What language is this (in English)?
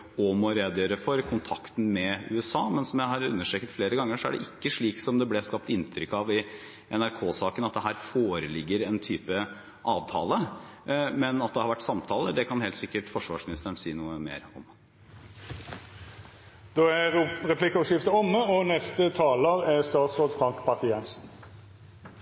Norwegian